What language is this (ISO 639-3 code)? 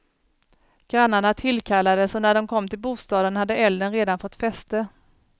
swe